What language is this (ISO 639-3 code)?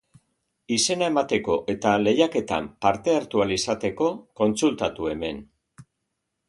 eus